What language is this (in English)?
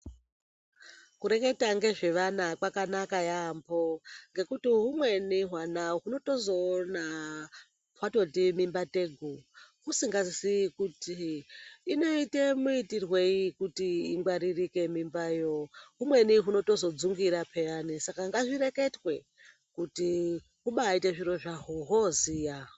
Ndau